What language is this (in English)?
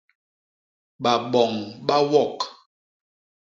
Basaa